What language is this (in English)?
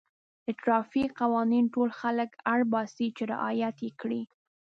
Pashto